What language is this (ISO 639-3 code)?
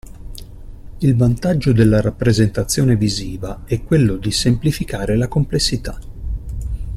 ita